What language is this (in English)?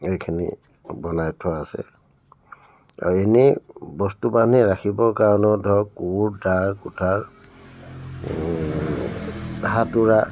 Assamese